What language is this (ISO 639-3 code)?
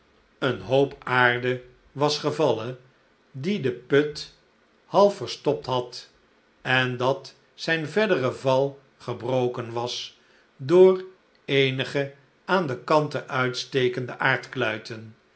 nld